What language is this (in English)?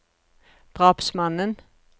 Norwegian